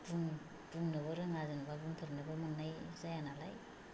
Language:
Bodo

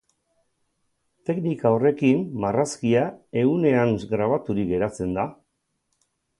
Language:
Basque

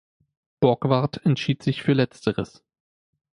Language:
German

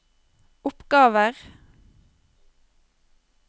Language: Norwegian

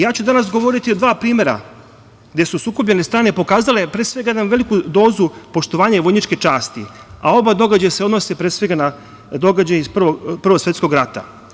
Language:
Serbian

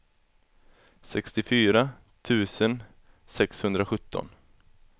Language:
Swedish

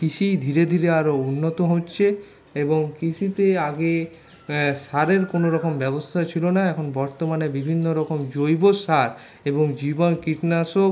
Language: Bangla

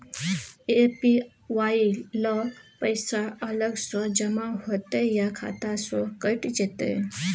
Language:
Maithili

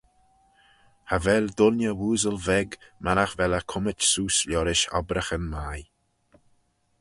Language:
Manx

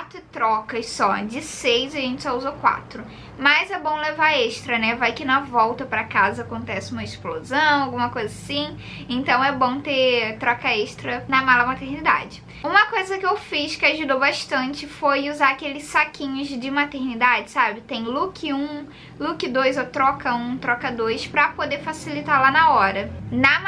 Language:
Portuguese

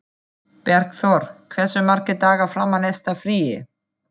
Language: Icelandic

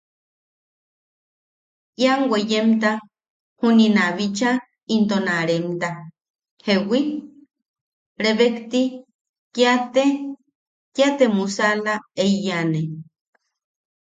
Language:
Yaqui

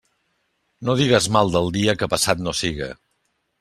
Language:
Catalan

